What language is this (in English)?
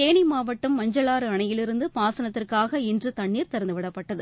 Tamil